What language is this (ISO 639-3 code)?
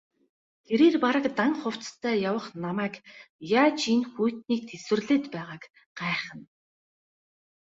mon